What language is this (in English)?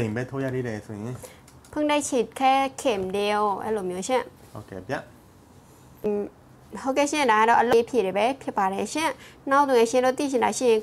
Thai